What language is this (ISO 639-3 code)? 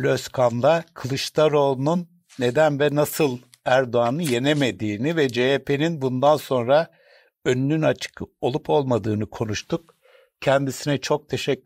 tur